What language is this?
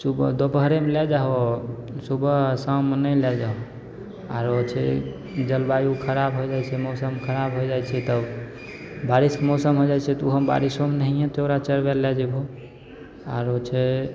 Maithili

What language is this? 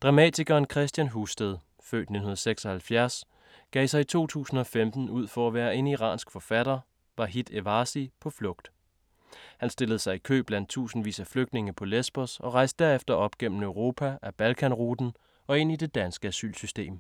Danish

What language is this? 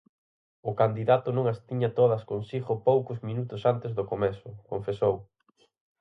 Galician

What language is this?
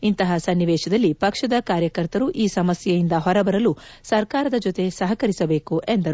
Kannada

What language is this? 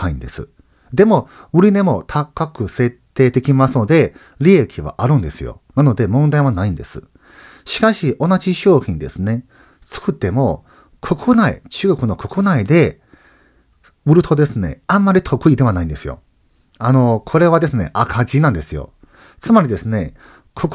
Japanese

